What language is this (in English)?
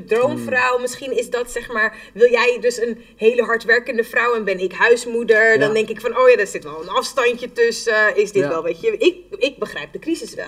Dutch